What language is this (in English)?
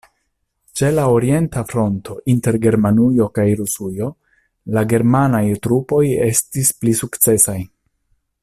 Esperanto